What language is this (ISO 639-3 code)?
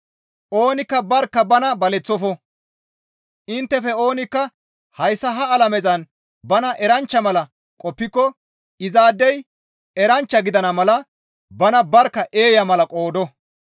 gmv